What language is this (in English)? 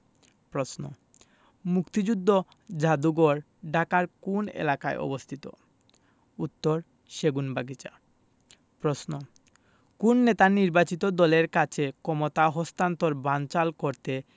Bangla